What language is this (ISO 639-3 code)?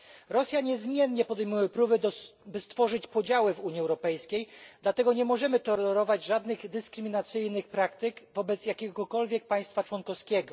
pol